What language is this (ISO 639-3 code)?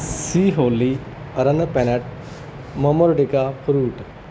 pan